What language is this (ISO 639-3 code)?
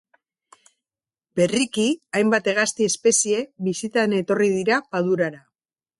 eus